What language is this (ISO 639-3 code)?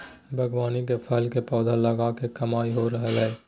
mag